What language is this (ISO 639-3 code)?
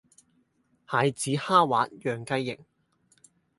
yue